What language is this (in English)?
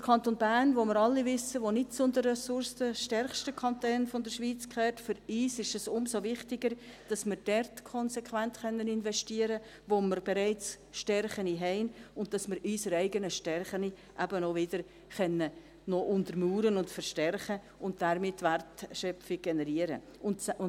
Swiss German